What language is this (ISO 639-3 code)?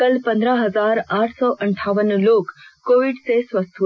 hin